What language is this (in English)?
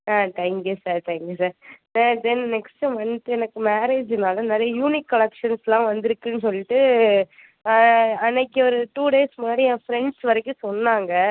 Tamil